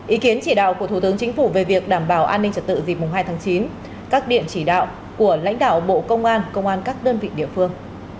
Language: Vietnamese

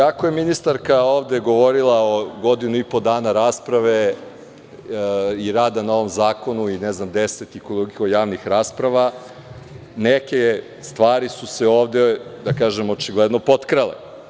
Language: Serbian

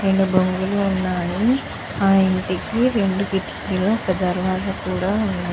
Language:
Telugu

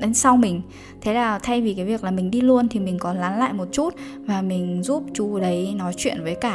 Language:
Vietnamese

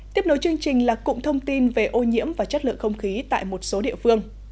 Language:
Vietnamese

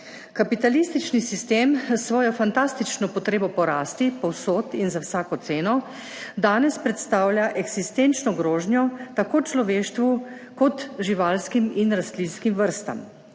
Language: Slovenian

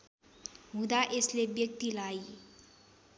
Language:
Nepali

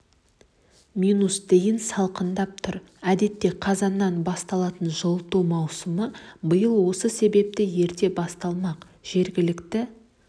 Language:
Kazakh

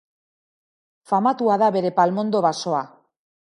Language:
Basque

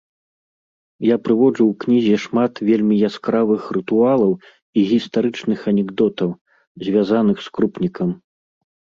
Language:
Belarusian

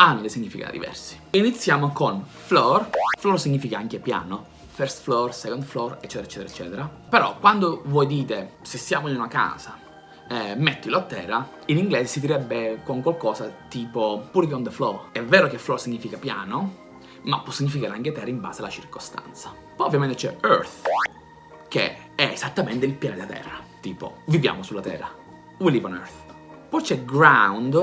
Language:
Italian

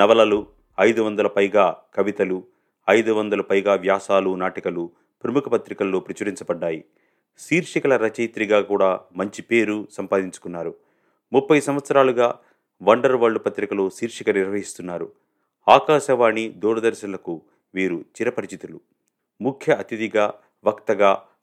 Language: Telugu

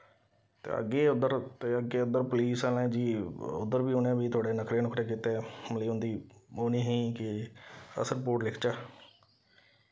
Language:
Dogri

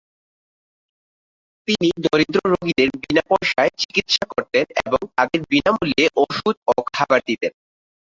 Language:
Bangla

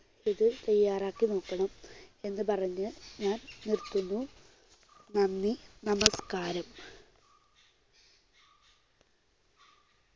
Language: Malayalam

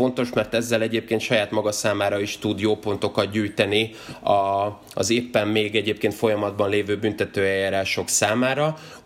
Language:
Hungarian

